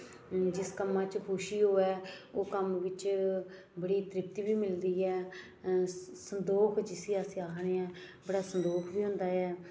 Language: Dogri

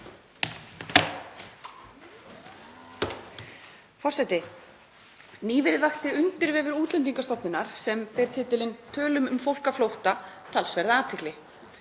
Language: Icelandic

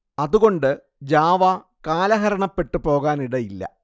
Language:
Malayalam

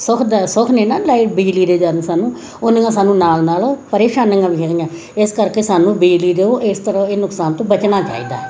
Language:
Punjabi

